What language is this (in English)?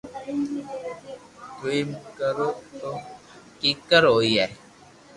Loarki